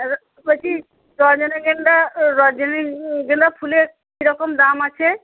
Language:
Bangla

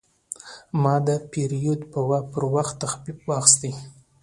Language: Pashto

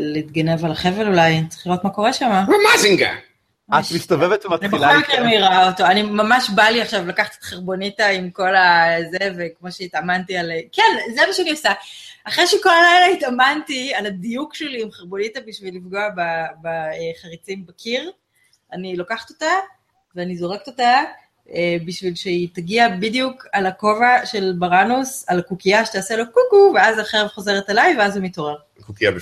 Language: Hebrew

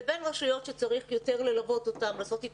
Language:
Hebrew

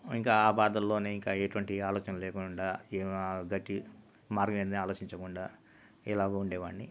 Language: Telugu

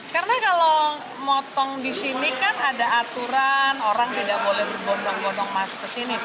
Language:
Indonesian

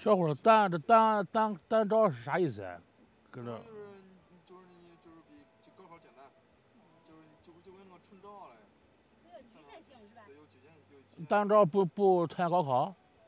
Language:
Chinese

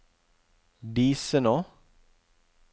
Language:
Norwegian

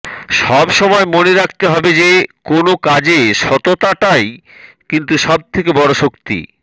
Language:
Bangla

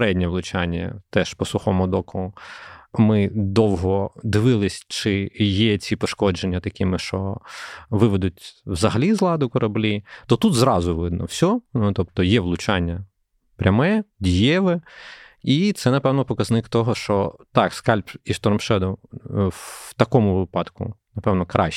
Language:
Ukrainian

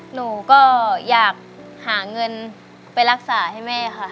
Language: Thai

